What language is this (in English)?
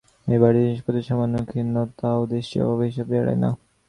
Bangla